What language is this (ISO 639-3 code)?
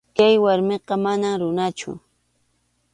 qxu